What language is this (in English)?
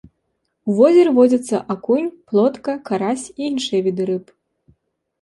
Belarusian